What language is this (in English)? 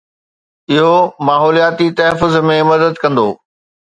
Sindhi